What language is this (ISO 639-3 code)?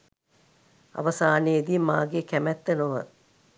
sin